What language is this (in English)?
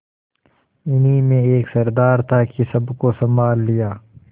Hindi